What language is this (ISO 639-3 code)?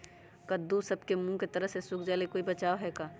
mag